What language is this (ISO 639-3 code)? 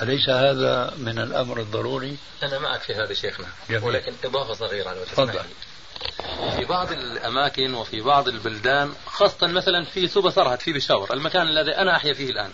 ara